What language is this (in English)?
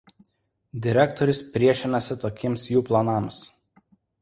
Lithuanian